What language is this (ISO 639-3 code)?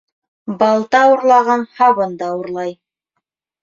bak